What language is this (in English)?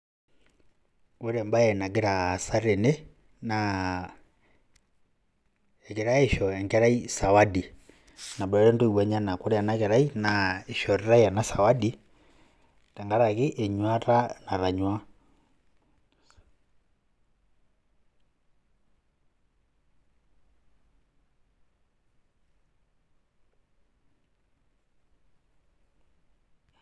Masai